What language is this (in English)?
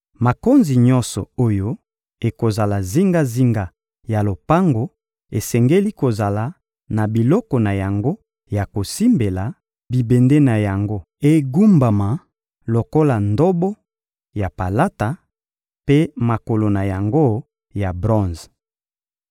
Lingala